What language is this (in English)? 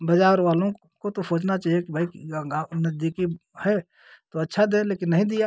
Hindi